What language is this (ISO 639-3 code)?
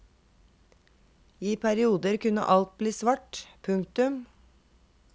nor